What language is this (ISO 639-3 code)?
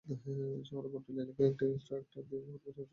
ben